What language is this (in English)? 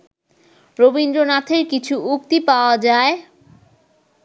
Bangla